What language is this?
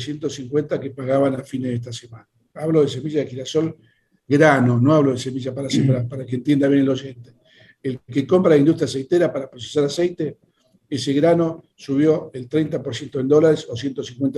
Spanish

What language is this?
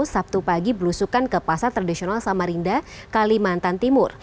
Indonesian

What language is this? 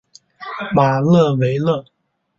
Chinese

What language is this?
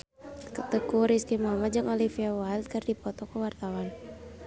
Sundanese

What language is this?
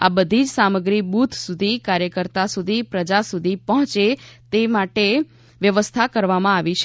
Gujarati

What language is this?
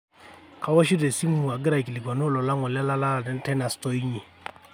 Masai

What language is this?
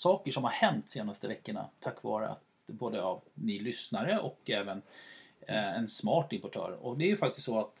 Swedish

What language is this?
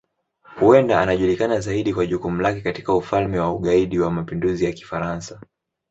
Swahili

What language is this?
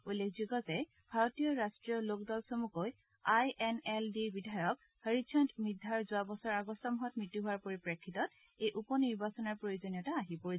Assamese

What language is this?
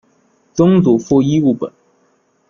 Chinese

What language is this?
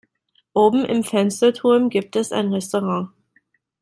German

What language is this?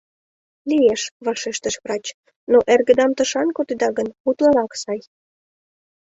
Mari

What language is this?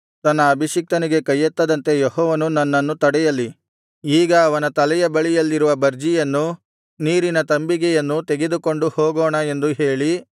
Kannada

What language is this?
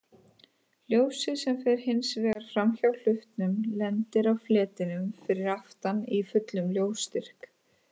Icelandic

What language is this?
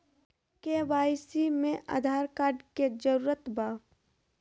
Magahi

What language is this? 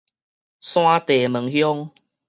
Min Nan Chinese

